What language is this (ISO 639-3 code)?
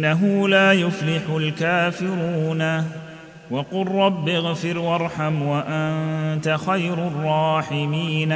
ara